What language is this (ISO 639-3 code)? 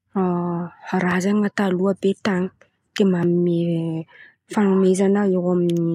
xmv